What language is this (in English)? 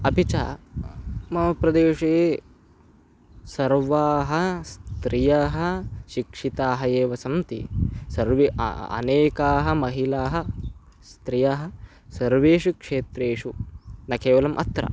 Sanskrit